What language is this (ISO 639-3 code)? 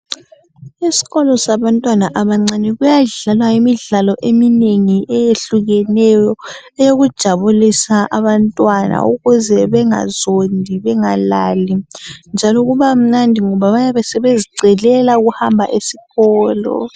nde